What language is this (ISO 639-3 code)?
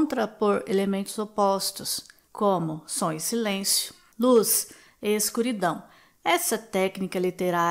por